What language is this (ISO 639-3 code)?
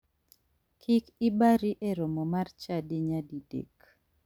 luo